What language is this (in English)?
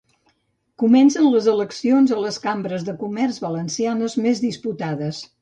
Catalan